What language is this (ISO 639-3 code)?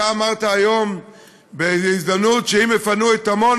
heb